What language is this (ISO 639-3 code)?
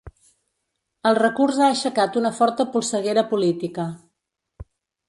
cat